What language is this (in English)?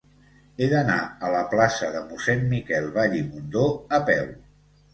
Catalan